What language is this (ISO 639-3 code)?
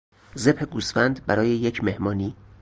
fas